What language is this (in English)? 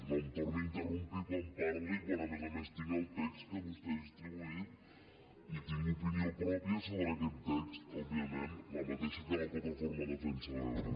Catalan